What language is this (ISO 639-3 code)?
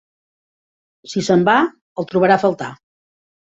cat